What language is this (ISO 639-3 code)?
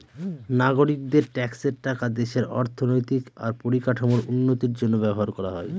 ben